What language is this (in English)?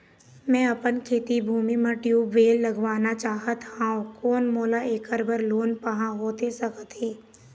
Chhattisgarhi